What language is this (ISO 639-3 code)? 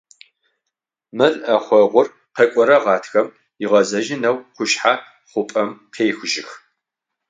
ady